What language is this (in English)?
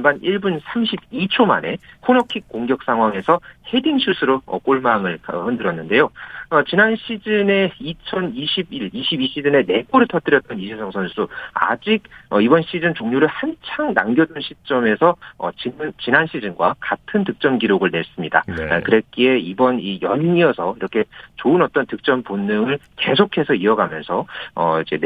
Korean